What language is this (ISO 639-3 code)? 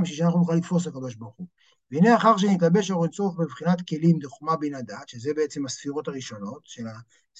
heb